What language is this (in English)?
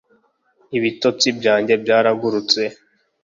Kinyarwanda